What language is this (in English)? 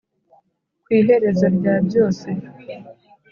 Kinyarwanda